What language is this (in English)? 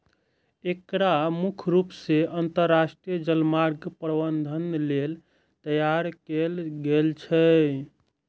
Maithili